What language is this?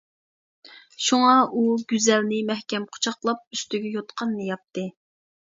Uyghur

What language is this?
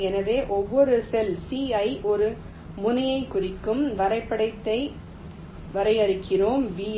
Tamil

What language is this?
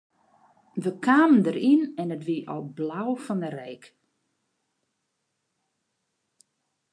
Western Frisian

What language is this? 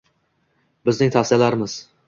Uzbek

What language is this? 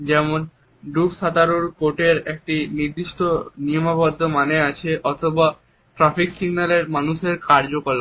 Bangla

